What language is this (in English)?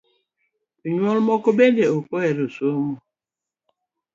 Luo (Kenya and Tanzania)